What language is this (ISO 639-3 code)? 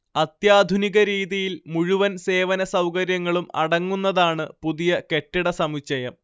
mal